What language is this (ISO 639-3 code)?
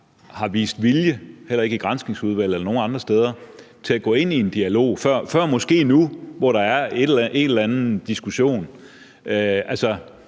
dan